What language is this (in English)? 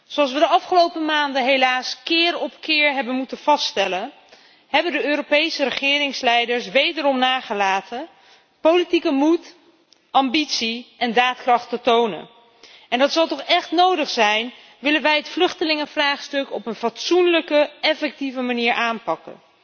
Dutch